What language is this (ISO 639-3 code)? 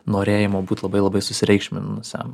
lit